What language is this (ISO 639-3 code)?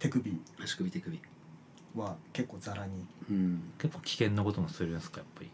jpn